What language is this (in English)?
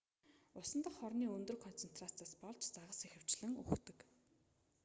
Mongolian